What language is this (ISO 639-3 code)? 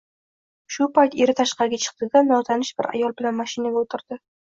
uzb